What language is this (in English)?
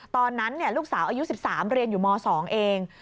Thai